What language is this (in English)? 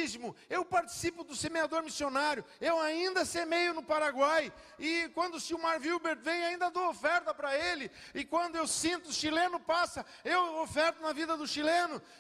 Portuguese